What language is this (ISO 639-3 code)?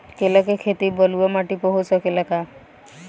bho